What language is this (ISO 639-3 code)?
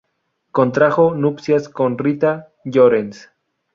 spa